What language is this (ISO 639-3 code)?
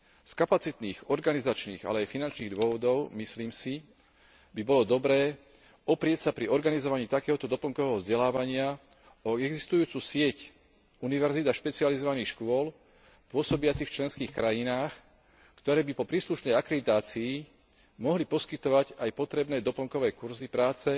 slk